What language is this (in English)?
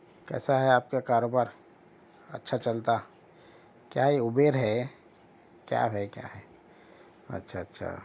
Urdu